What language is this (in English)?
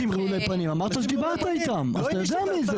Hebrew